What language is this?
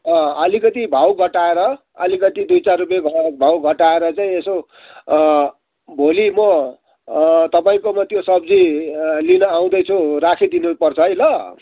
Nepali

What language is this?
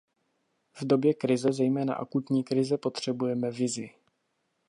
Czech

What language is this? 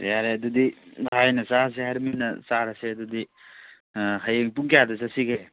Manipuri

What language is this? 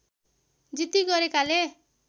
Nepali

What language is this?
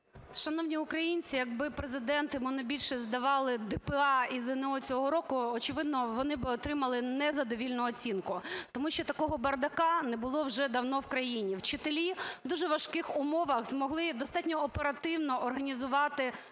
Ukrainian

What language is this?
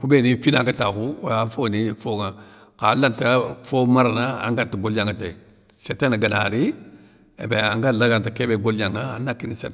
Soninke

